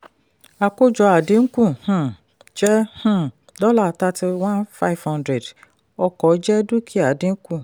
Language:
Yoruba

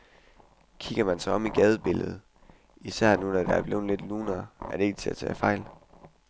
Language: Danish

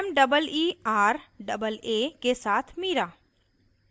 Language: Hindi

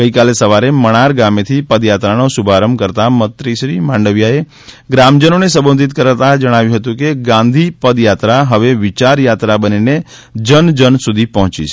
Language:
Gujarati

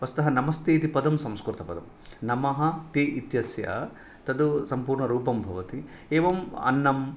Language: Sanskrit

